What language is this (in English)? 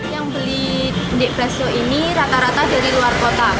Indonesian